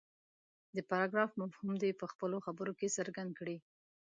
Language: Pashto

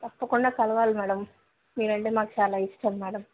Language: Telugu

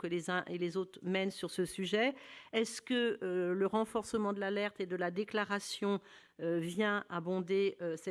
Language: French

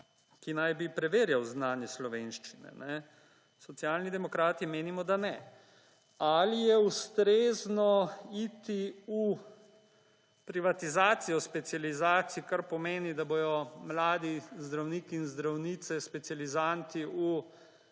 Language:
Slovenian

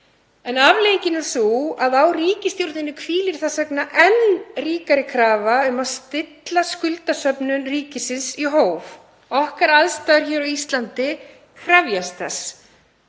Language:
Icelandic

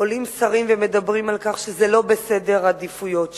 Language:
Hebrew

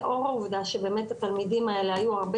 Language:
Hebrew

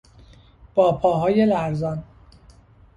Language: Persian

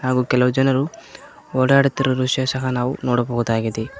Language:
Kannada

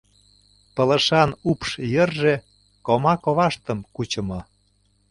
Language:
Mari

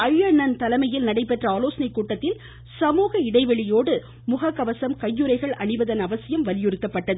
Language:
Tamil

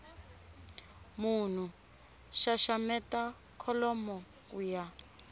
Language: Tsonga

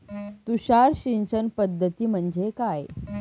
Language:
Marathi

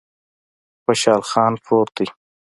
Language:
Pashto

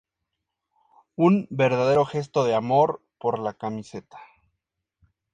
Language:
Spanish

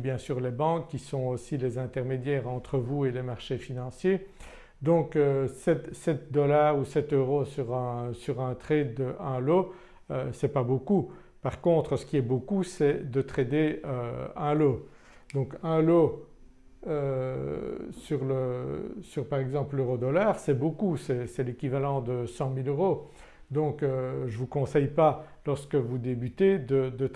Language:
French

